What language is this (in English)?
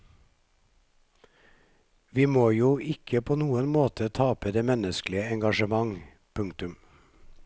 Norwegian